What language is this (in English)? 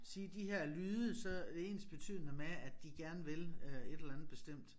Danish